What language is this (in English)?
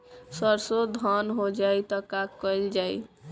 Bhojpuri